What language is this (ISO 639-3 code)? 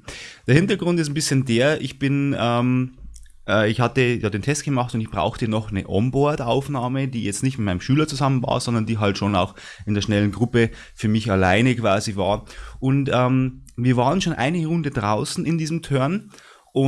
deu